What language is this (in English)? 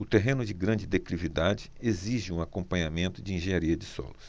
Portuguese